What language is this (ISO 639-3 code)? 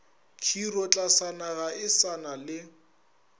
nso